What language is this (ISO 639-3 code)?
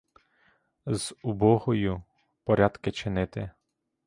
ukr